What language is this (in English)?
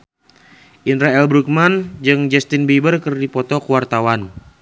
Sundanese